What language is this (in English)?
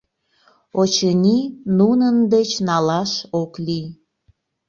Mari